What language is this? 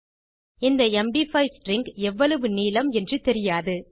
Tamil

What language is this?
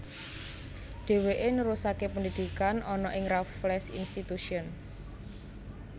Javanese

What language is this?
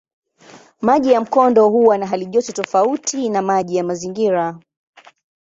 Swahili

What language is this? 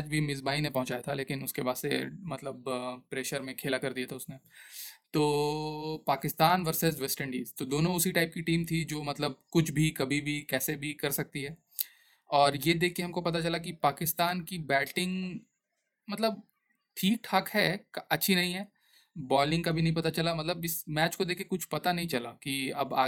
Hindi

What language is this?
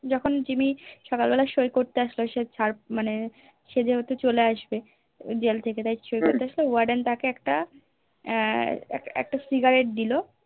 Bangla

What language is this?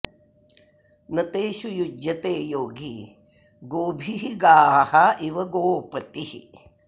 Sanskrit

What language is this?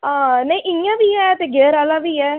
Dogri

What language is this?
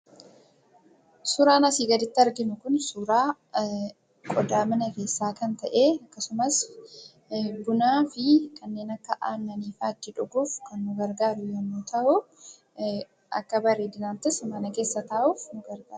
Oromo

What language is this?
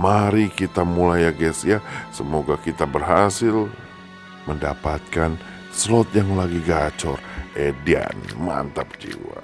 Indonesian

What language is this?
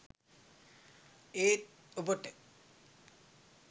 Sinhala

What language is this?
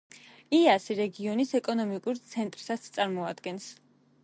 Georgian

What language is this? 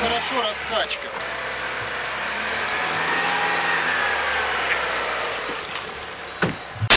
Russian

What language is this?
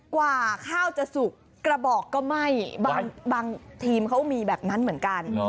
Thai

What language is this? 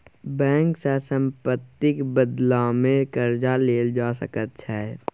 Maithili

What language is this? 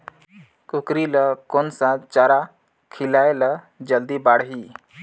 Chhattisgarhi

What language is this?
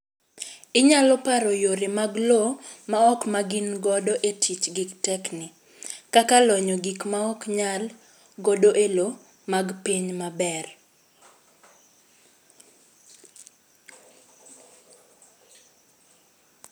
Luo (Kenya and Tanzania)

